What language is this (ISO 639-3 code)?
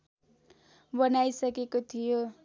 nep